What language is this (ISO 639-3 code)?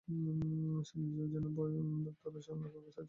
ben